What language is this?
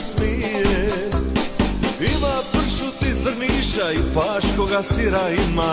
Croatian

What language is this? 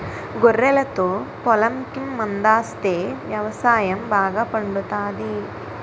Telugu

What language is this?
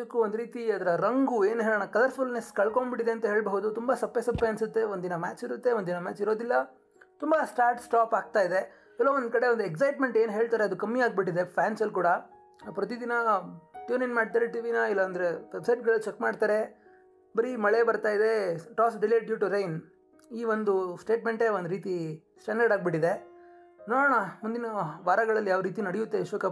Kannada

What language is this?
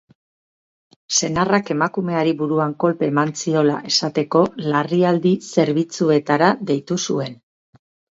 Basque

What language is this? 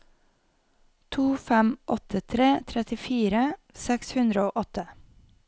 Norwegian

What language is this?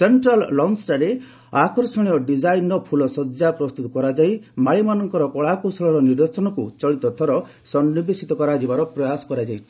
Odia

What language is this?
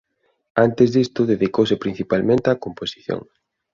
Galician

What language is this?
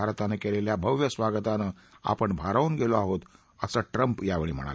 Marathi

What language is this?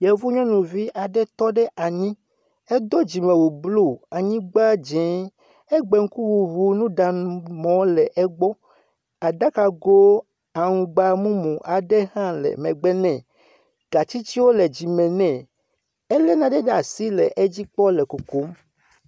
Ewe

